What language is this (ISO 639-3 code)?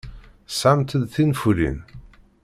kab